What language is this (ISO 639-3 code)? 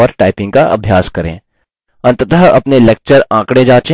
hin